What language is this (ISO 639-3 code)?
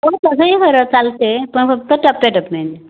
mar